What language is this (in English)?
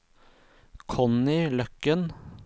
Norwegian